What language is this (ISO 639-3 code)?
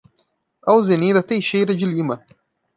por